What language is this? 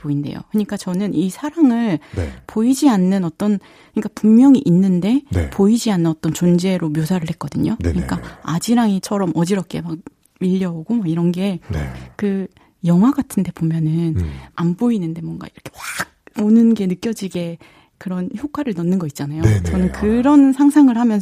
Korean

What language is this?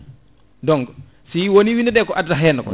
Fula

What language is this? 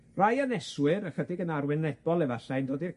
Welsh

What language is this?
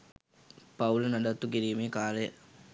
Sinhala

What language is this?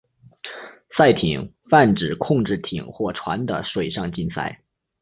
Chinese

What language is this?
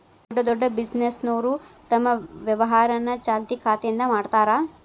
Kannada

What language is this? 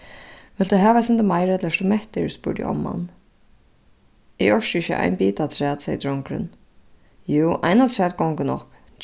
Faroese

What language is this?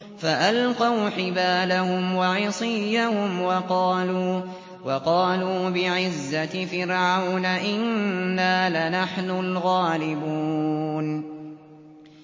Arabic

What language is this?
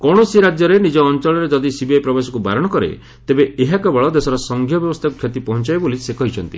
Odia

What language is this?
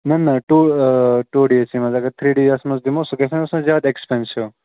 Kashmiri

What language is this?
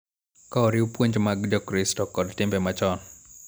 Luo (Kenya and Tanzania)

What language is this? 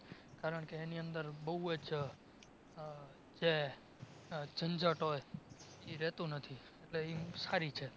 Gujarati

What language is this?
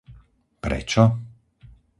Slovak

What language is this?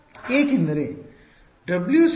Kannada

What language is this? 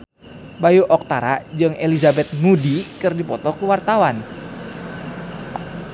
Sundanese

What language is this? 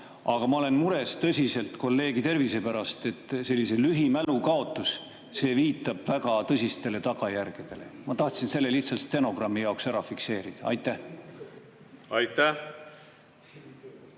Estonian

